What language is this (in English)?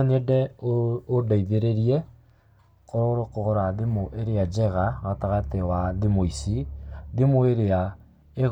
Kikuyu